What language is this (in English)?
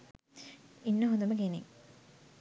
Sinhala